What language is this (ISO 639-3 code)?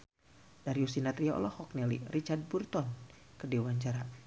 sun